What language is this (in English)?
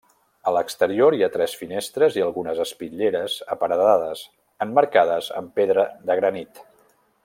Catalan